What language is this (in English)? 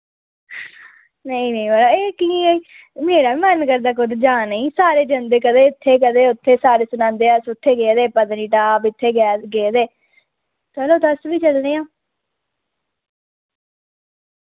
Dogri